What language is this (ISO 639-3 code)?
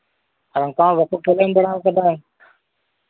sat